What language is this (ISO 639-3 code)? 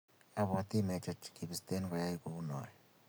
kln